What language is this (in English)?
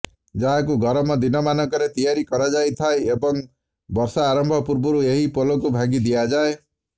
Odia